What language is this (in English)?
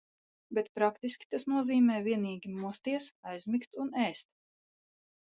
Latvian